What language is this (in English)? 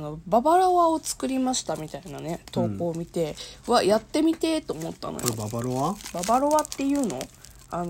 Japanese